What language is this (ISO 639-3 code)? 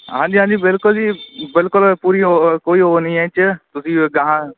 pan